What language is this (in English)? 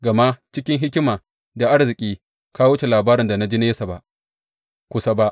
Hausa